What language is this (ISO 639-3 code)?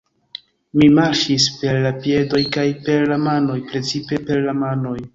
epo